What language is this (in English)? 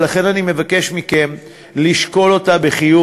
Hebrew